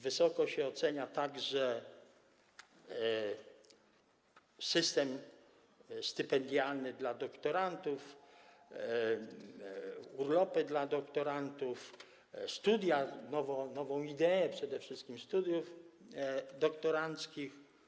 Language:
Polish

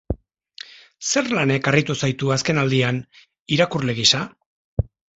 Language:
Basque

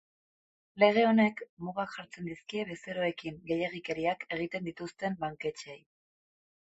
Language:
Basque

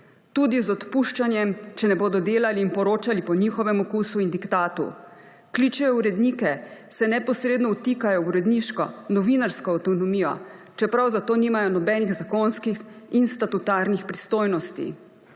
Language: Slovenian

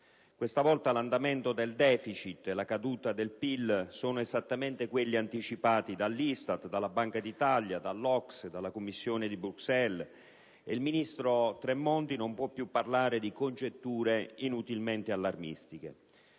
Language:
Italian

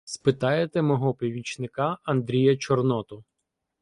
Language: Ukrainian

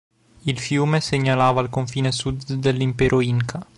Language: Italian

